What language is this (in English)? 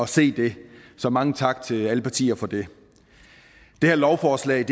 Danish